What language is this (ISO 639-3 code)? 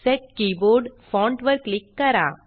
mar